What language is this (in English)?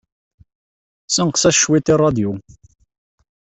Kabyle